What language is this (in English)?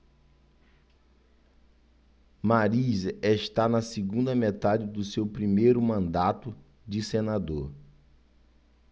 Portuguese